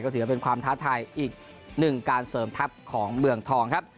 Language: Thai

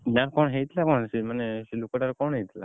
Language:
Odia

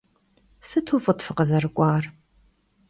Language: Kabardian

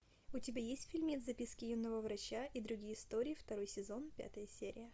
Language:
Russian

